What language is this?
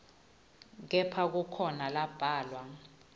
Swati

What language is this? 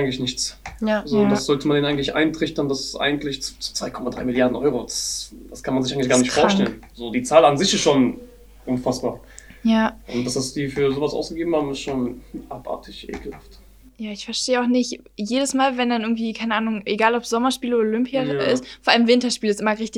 German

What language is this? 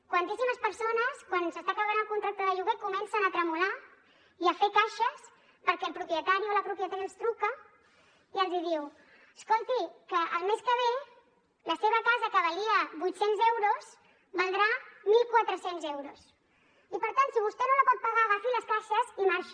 Catalan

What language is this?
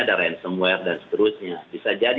Indonesian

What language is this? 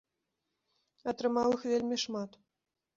Belarusian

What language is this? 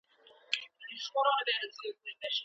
Pashto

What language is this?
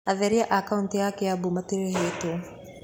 Kikuyu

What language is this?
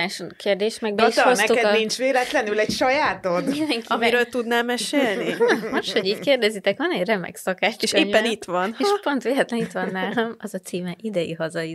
Hungarian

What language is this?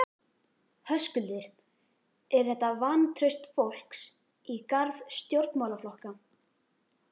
Icelandic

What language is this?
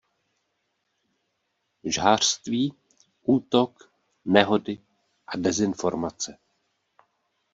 Czech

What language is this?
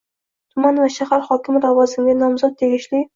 Uzbek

